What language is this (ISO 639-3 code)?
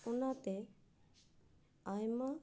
sat